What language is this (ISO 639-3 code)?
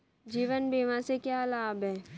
hin